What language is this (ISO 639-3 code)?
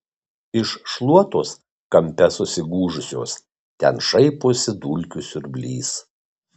lit